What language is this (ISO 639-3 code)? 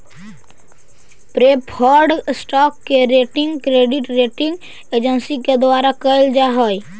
mag